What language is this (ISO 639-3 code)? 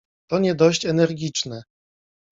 pol